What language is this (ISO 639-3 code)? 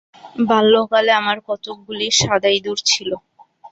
ben